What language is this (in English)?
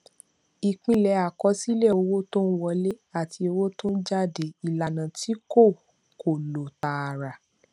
Yoruba